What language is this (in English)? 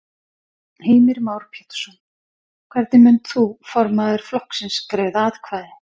Icelandic